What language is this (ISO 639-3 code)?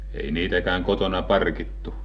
fin